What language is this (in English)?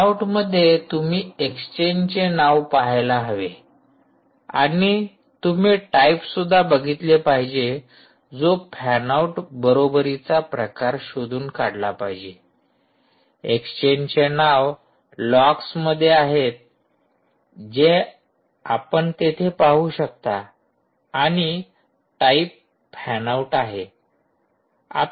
Marathi